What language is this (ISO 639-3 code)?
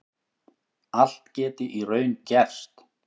isl